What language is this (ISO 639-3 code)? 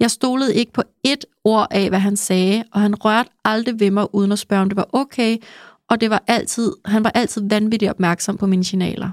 dan